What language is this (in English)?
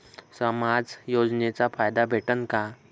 Marathi